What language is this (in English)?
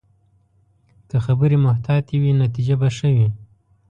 Pashto